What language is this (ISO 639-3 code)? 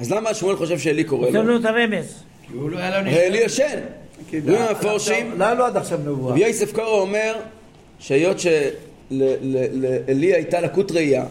heb